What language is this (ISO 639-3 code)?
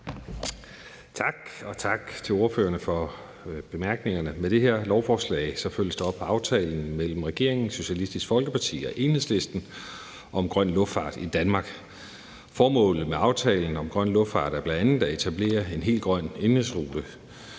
dan